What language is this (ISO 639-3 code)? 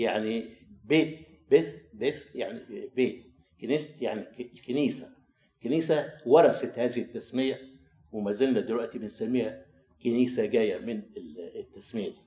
ara